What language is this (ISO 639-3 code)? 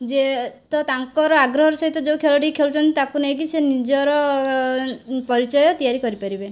ori